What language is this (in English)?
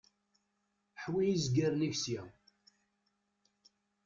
Kabyle